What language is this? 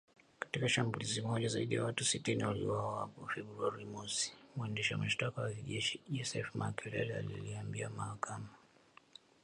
Swahili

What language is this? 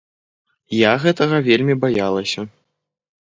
Belarusian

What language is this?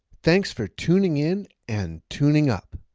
English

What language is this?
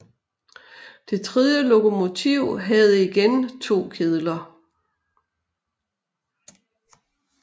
Danish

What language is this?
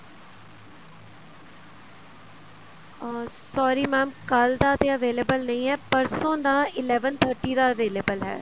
Punjabi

